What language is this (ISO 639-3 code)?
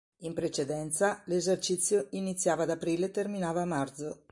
ita